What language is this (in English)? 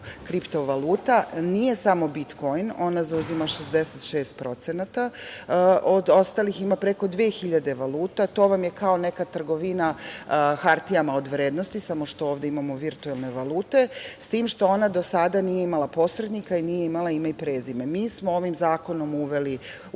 Serbian